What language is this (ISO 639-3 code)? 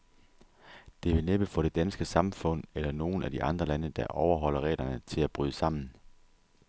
dan